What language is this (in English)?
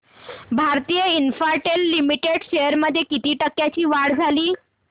Marathi